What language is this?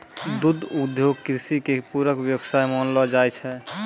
Maithili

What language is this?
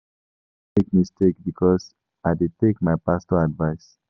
Nigerian Pidgin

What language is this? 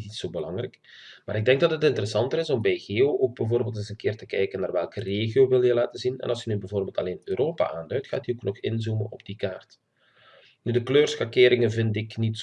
Dutch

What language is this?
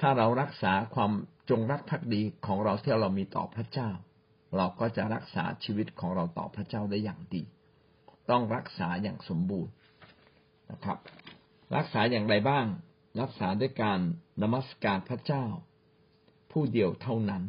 Thai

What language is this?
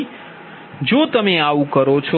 Gujarati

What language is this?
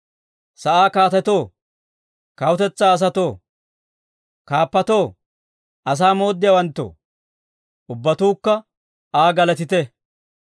Dawro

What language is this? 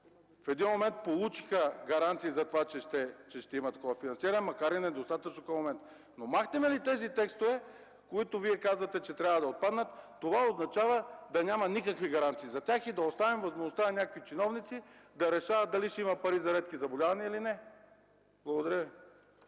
Bulgarian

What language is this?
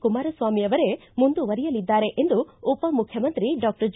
Kannada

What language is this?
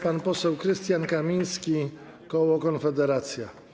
Polish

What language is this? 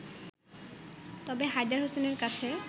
Bangla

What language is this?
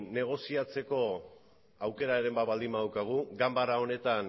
Basque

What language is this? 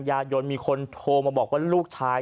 Thai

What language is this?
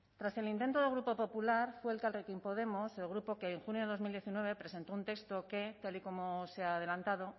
Spanish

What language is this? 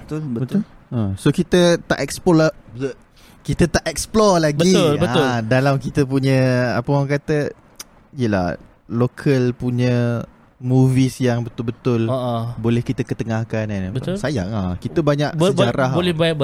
Malay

